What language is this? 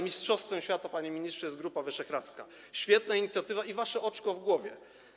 Polish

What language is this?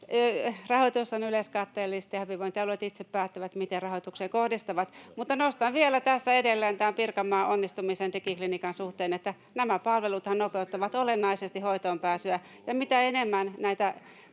Finnish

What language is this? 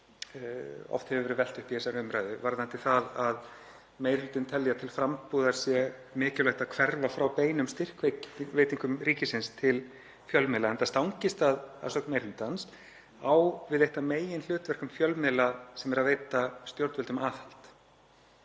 Icelandic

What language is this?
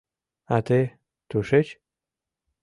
Mari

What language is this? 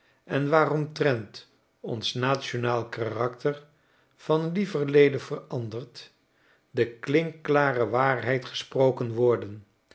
Dutch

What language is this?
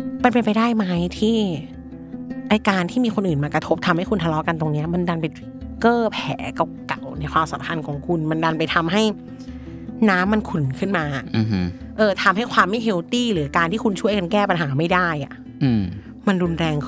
Thai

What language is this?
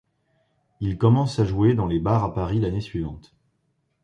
French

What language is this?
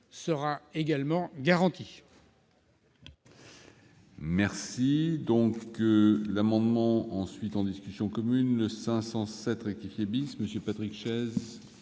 French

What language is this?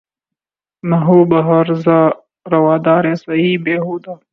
Urdu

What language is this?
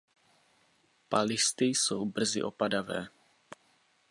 Czech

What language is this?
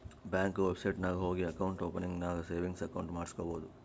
Kannada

